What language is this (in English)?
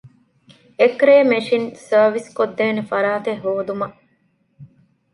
Divehi